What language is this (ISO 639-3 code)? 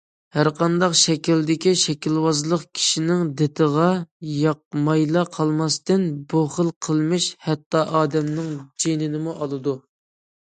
uig